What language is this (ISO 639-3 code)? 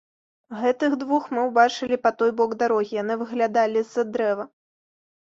bel